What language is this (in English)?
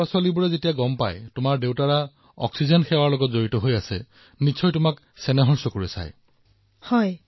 Assamese